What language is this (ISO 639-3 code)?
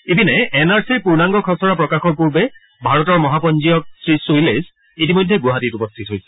asm